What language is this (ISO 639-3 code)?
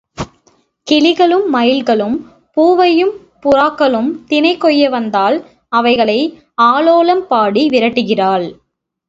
tam